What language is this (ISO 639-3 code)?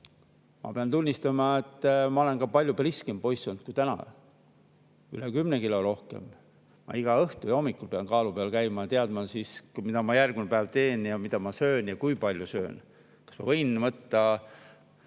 est